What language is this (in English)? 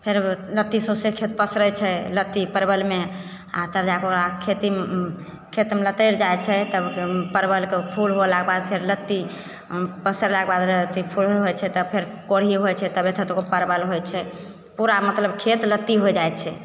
Maithili